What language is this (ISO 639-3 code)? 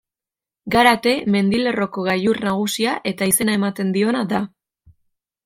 eus